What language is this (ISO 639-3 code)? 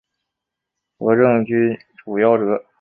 zho